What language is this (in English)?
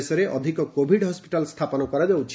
Odia